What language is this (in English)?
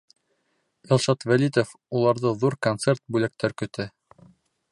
Bashkir